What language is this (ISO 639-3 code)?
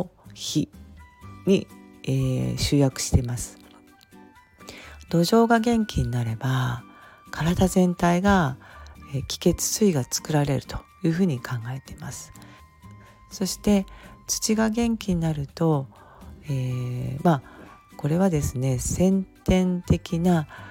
jpn